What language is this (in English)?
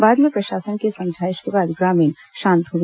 Hindi